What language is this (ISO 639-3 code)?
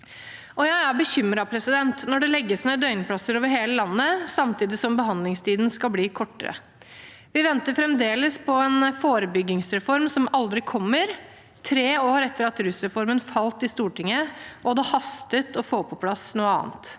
nor